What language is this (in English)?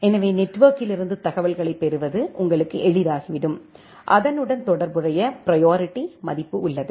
Tamil